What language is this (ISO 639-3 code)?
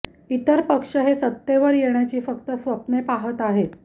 mar